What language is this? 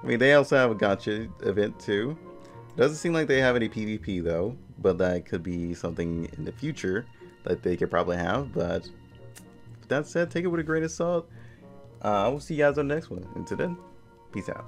English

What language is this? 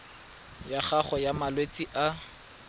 Tswana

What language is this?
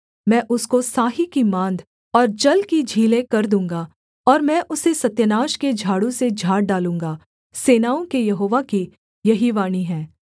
Hindi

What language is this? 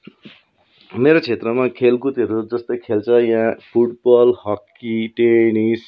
Nepali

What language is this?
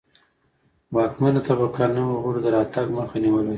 Pashto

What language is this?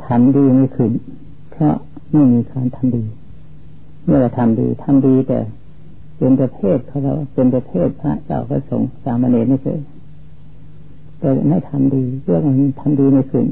Thai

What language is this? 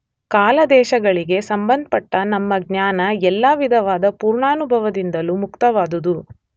Kannada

